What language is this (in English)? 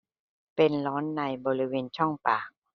Thai